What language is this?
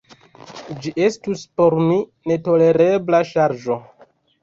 Esperanto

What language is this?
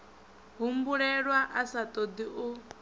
Venda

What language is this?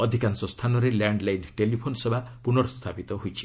Odia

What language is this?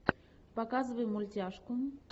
Russian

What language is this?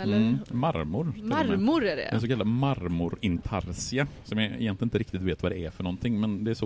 Swedish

